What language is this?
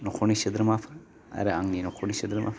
Bodo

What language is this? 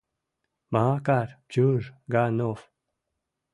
Mari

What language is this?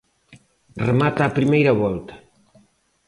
Galician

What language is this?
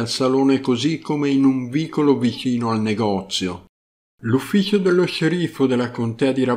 Italian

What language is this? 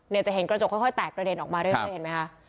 Thai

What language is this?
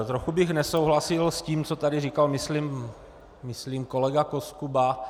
Czech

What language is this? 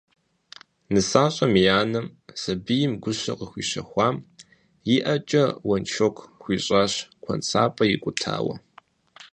Kabardian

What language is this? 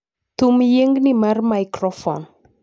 Luo (Kenya and Tanzania)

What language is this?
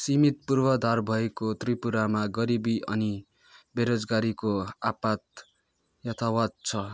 Nepali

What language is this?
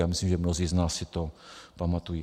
Czech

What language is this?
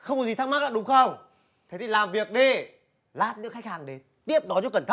Vietnamese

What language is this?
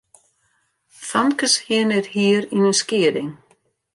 Western Frisian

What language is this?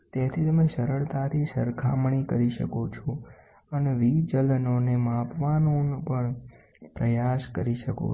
Gujarati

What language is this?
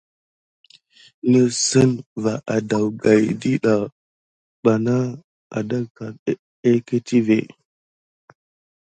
Gidar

